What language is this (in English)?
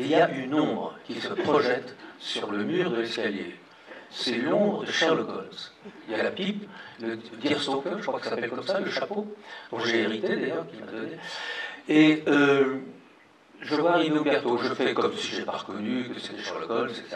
French